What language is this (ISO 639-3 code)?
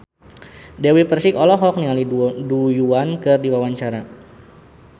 sun